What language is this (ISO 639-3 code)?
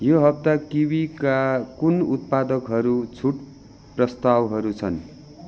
nep